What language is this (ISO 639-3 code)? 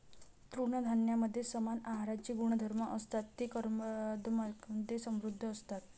mar